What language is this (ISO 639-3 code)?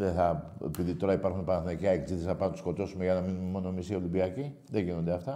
ell